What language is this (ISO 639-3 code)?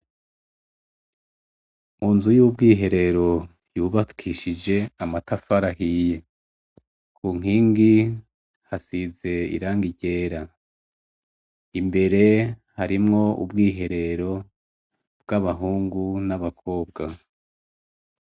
run